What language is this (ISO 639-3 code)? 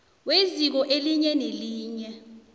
nbl